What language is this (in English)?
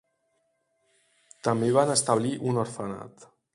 Catalan